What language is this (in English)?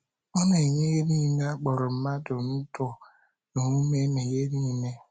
Igbo